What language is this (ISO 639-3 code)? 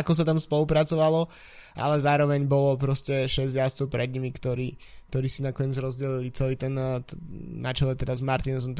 slk